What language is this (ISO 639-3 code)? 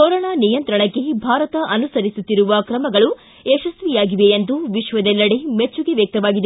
kan